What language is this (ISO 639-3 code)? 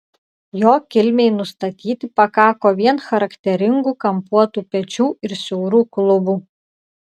lit